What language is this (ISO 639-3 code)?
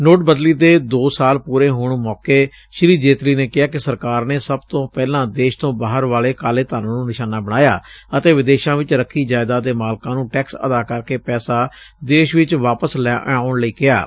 pan